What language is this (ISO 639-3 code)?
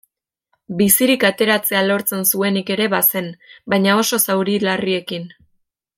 eus